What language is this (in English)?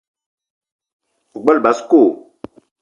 Eton (Cameroon)